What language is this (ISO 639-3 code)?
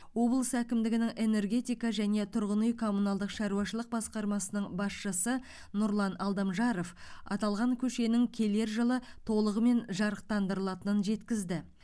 kaz